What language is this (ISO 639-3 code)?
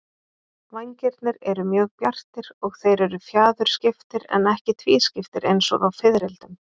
isl